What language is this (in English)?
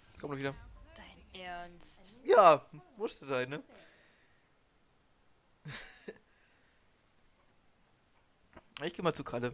German